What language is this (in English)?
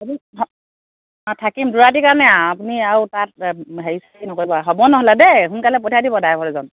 Assamese